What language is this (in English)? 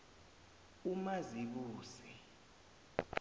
South Ndebele